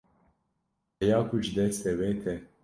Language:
Kurdish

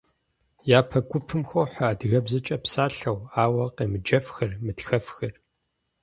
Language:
Kabardian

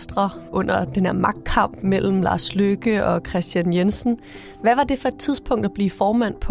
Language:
Danish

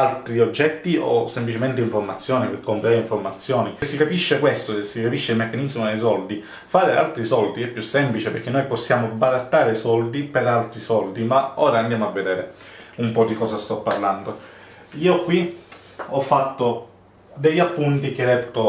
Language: Italian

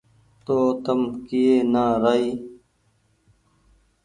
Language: Goaria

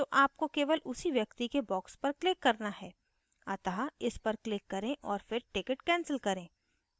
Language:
Hindi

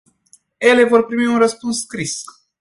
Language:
Romanian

